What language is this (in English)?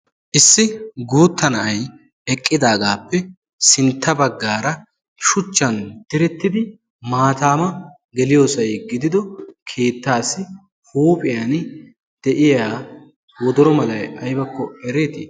Wolaytta